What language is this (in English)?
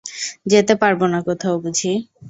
Bangla